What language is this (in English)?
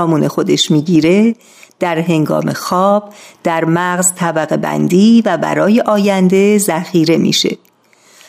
Persian